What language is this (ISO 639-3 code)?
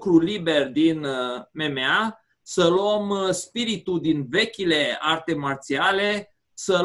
ron